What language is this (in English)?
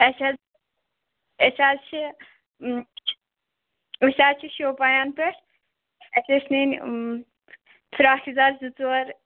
Kashmiri